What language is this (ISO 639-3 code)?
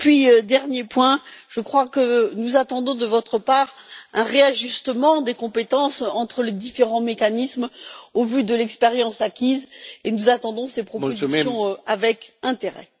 fra